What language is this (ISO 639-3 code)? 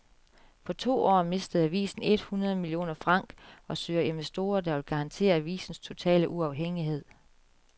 dan